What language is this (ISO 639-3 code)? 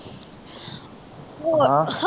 pan